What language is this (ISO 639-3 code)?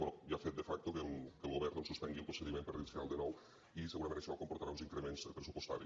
cat